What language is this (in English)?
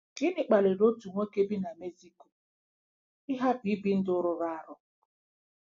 Igbo